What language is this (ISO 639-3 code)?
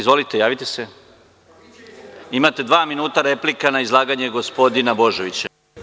srp